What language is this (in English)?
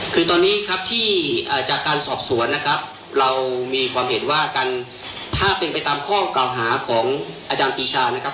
Thai